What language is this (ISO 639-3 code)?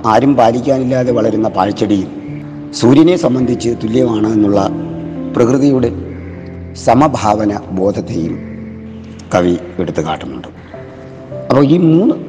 mal